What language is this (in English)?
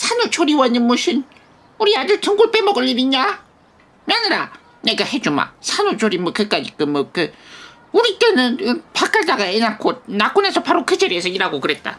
Korean